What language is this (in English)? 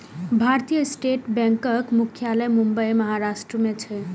Maithili